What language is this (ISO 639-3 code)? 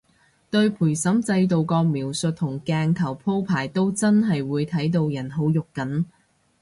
yue